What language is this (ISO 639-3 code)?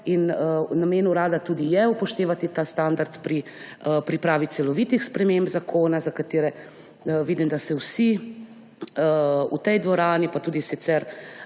slv